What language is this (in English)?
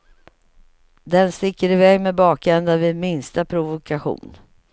Swedish